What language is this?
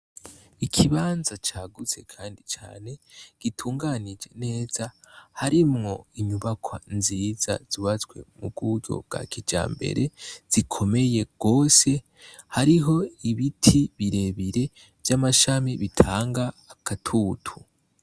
Rundi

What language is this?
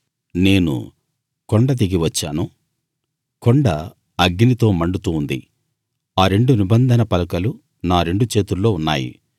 Telugu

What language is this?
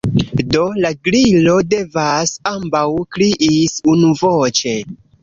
Esperanto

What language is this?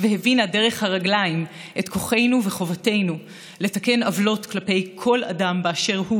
Hebrew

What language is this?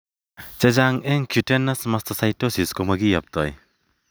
Kalenjin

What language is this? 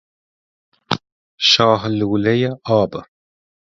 Persian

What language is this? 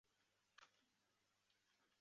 Chinese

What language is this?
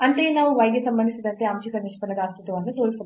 Kannada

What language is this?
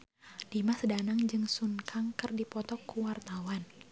Sundanese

